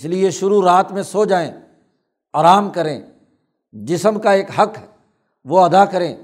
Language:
Urdu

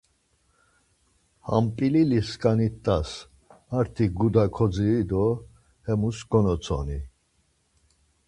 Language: Laz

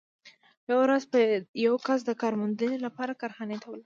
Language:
Pashto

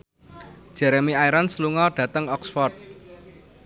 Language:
Javanese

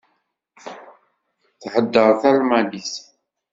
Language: Kabyle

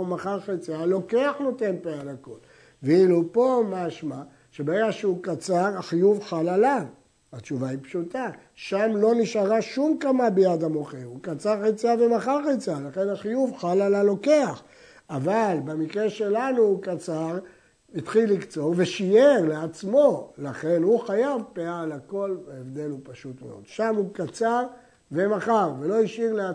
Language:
Hebrew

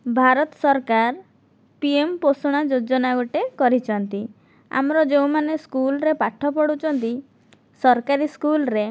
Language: Odia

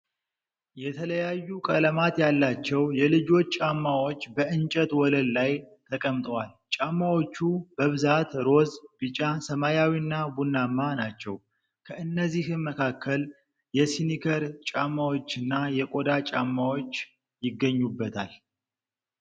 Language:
Amharic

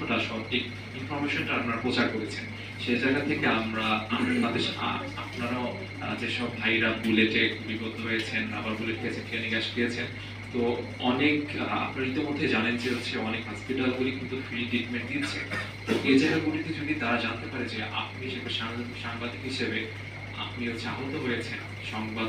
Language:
Bangla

